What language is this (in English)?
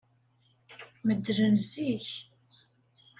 Kabyle